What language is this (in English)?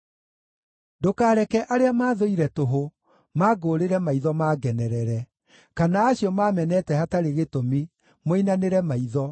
Kikuyu